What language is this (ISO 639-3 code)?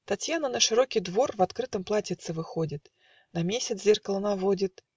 rus